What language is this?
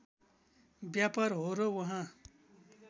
Nepali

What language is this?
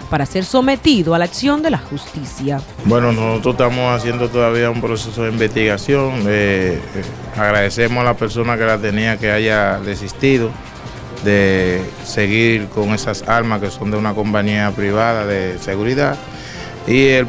Spanish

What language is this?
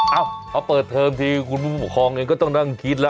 Thai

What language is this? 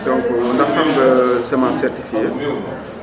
Wolof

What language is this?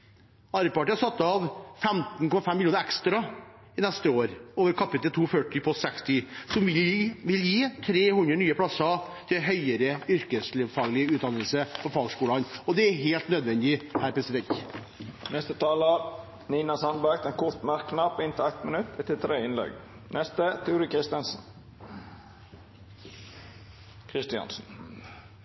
Norwegian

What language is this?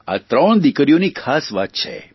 Gujarati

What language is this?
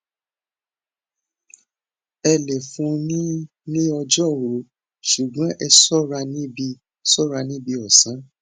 Yoruba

